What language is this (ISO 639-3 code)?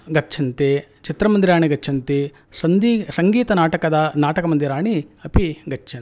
san